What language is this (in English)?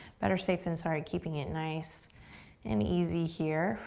English